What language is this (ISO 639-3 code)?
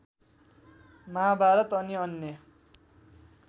nep